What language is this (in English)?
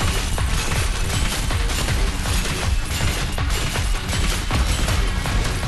Japanese